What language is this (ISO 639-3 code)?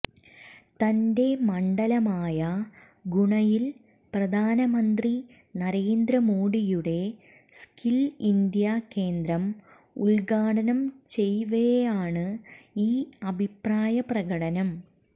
mal